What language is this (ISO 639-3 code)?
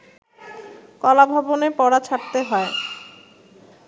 ben